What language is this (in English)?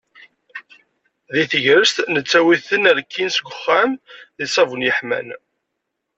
Kabyle